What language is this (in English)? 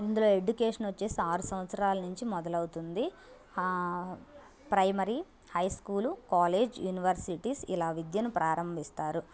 Telugu